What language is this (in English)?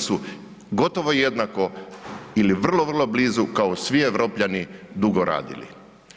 Croatian